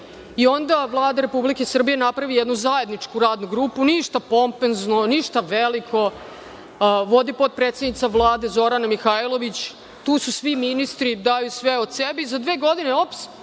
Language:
Serbian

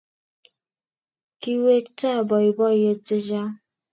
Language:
Kalenjin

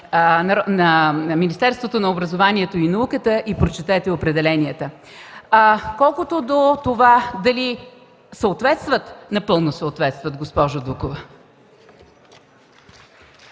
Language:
Bulgarian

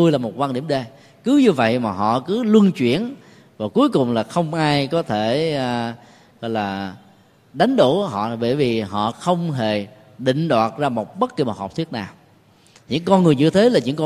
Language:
Vietnamese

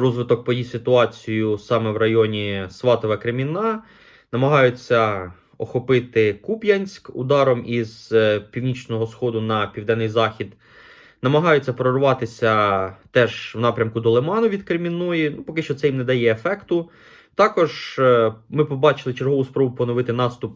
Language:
Ukrainian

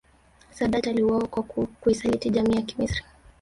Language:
Swahili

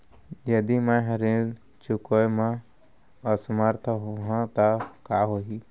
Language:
Chhattisgarhi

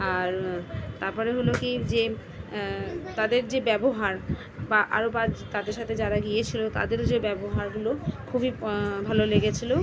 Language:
Bangla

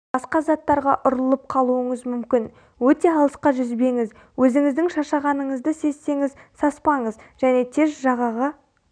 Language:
Kazakh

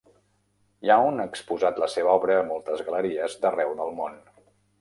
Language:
Catalan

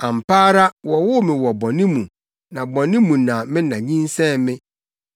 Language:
Akan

